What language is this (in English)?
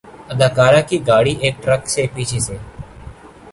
Urdu